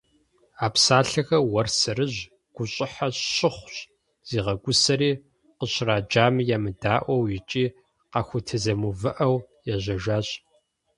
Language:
Kabardian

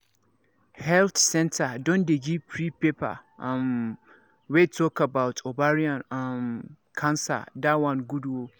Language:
Nigerian Pidgin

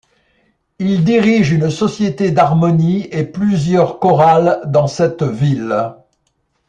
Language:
French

